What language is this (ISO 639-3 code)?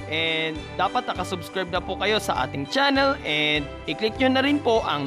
fil